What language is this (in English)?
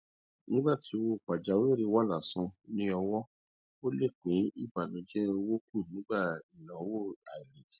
Yoruba